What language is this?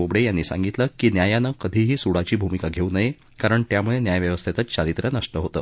Marathi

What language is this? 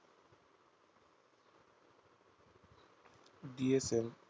Bangla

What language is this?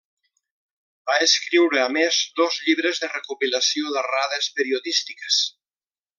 Catalan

